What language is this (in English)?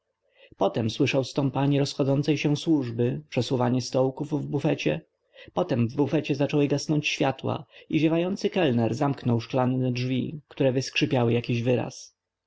Polish